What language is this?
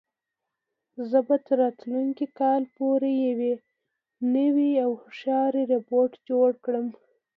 Pashto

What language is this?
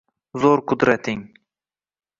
Uzbek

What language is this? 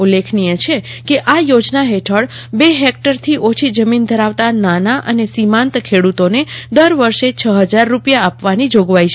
Gujarati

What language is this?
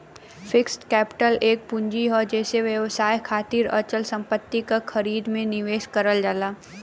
Bhojpuri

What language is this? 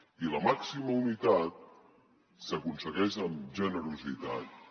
Catalan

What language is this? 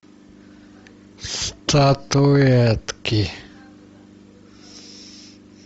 Russian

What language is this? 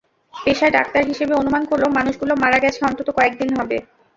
Bangla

